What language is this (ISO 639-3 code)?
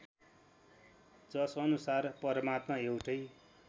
nep